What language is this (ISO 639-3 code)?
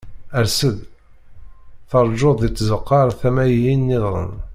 kab